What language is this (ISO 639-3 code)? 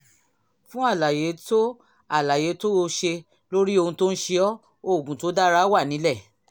yor